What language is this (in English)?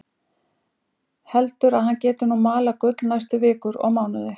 Icelandic